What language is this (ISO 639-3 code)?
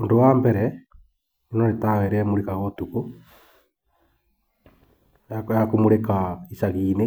kik